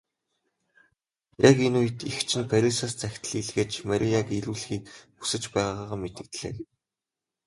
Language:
Mongolian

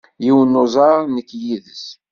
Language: Kabyle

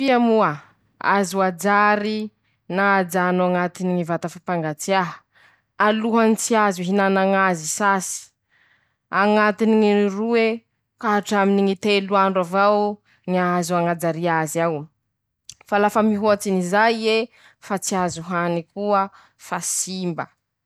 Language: Masikoro Malagasy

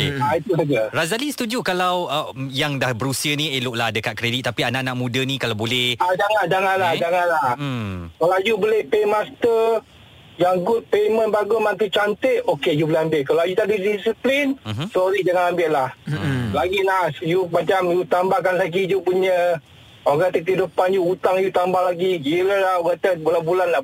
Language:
Malay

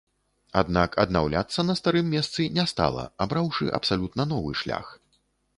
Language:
Belarusian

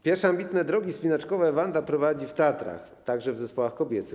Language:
Polish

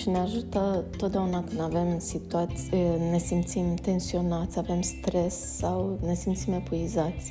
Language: Romanian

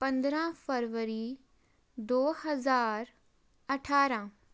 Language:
Punjabi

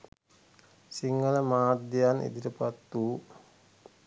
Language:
Sinhala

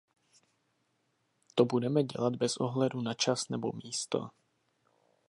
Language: Czech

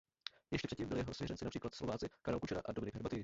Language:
Czech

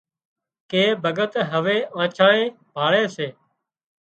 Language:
Wadiyara Koli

